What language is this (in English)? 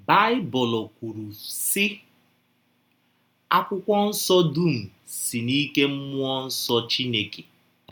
Igbo